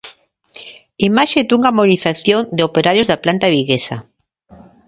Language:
Galician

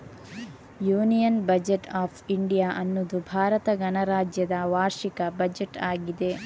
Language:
Kannada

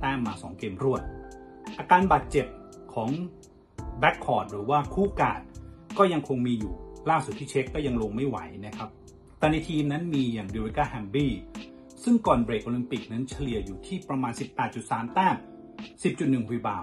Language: Thai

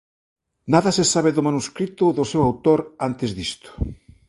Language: Galician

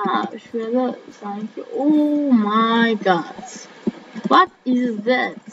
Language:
Turkish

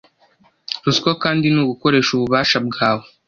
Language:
Kinyarwanda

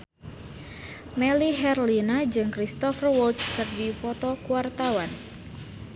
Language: Sundanese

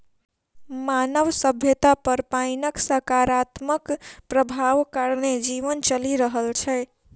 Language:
Maithili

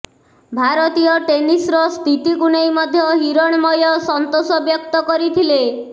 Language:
Odia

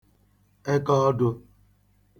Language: Igbo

